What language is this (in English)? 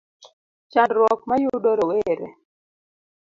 Luo (Kenya and Tanzania)